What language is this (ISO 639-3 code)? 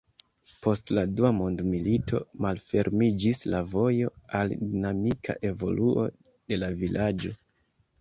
epo